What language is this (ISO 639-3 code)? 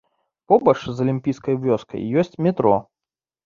bel